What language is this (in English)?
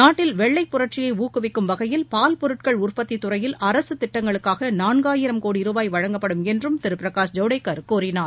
Tamil